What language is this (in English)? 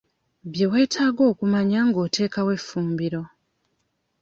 Ganda